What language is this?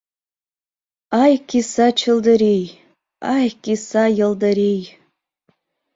Mari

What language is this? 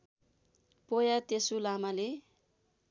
Nepali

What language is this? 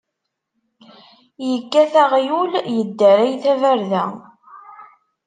Kabyle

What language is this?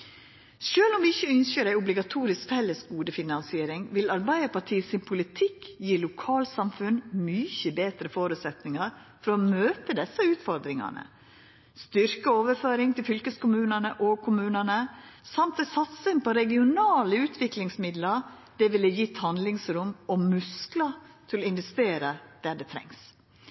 Norwegian Nynorsk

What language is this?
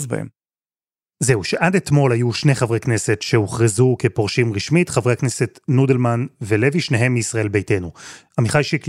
Hebrew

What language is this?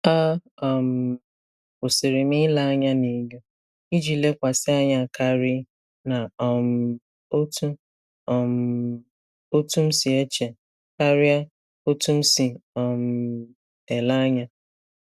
Igbo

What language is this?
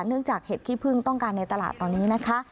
Thai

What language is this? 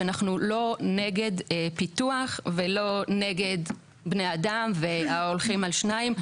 Hebrew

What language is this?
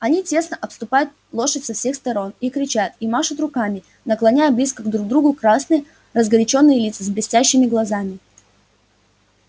Russian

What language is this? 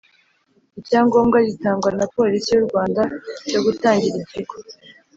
Kinyarwanda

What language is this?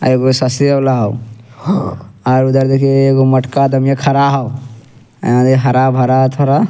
Angika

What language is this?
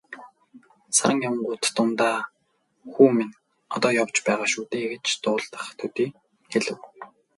Mongolian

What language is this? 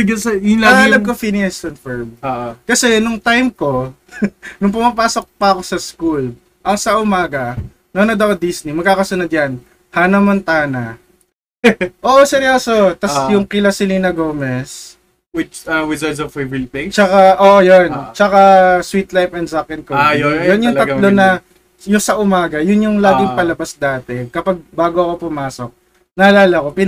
Filipino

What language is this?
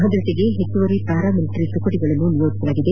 Kannada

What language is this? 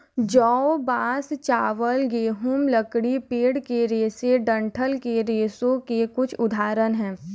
Hindi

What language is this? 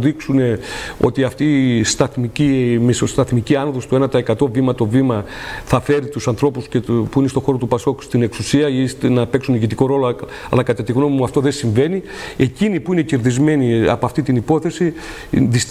Greek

